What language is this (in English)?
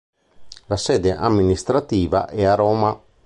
Italian